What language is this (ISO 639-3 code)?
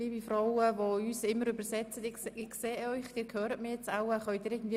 gsw